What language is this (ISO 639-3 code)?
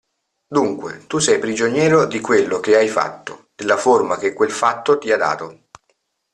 ita